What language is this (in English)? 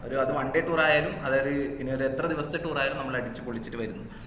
Malayalam